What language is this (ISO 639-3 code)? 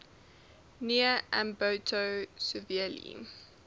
eng